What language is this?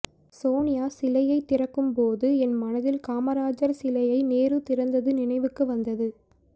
Tamil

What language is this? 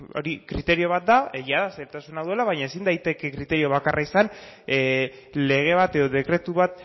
Basque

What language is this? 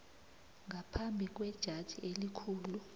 South Ndebele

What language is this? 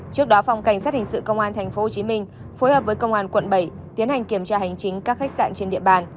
Vietnamese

